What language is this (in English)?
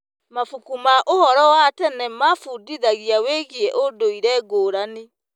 Kikuyu